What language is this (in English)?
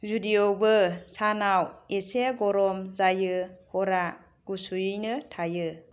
Bodo